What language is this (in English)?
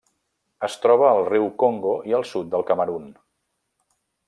Catalan